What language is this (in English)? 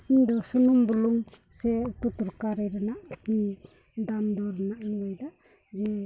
Santali